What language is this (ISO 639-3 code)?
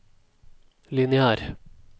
nor